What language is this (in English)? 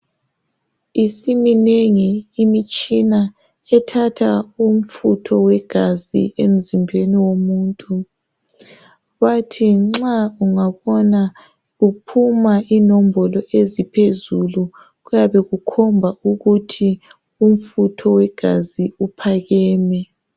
North Ndebele